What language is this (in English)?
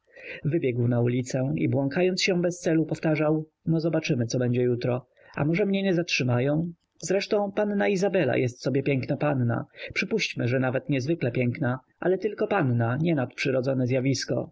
Polish